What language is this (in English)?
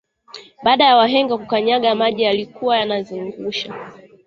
Swahili